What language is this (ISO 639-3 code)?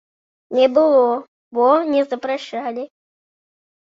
bel